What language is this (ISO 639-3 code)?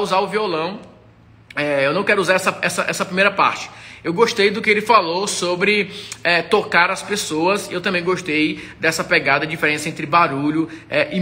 por